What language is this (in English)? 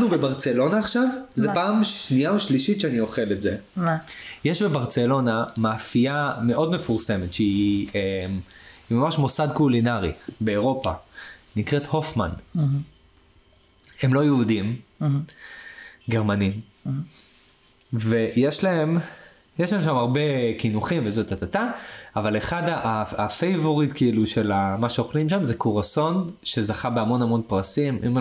Hebrew